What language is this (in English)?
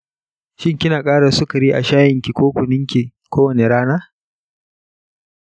Hausa